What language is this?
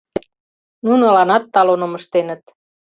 Mari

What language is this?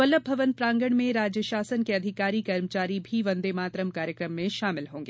Hindi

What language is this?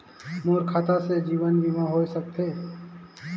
Chhattisgarhi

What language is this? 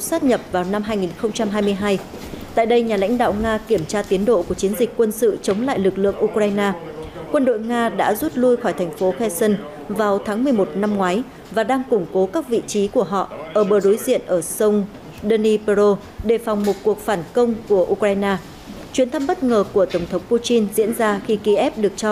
Vietnamese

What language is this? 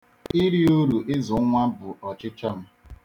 Igbo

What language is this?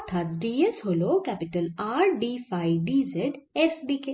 Bangla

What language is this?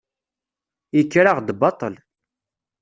Kabyle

